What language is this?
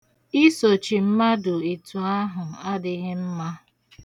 Igbo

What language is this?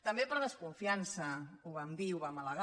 Catalan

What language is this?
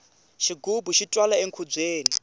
Tsonga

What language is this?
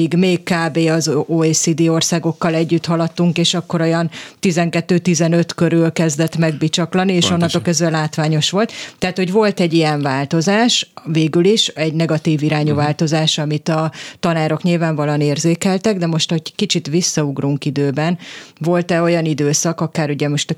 Hungarian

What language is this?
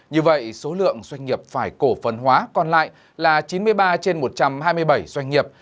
Vietnamese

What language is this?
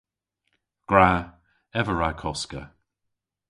Cornish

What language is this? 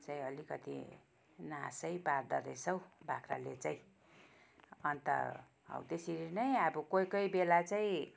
Nepali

